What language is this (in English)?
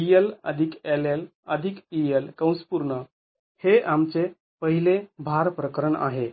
Marathi